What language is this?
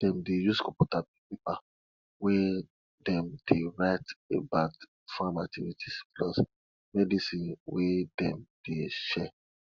Nigerian Pidgin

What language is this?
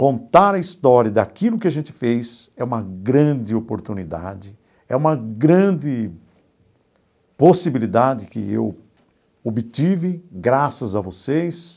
Portuguese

